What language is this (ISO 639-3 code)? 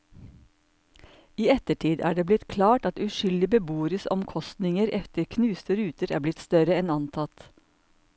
nor